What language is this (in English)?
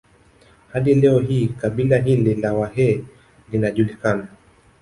Swahili